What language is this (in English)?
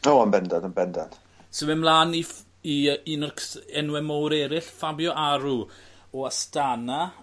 Welsh